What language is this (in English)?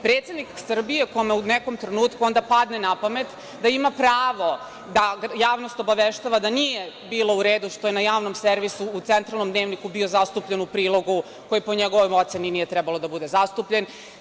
Serbian